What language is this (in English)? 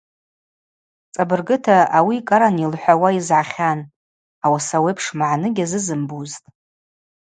Abaza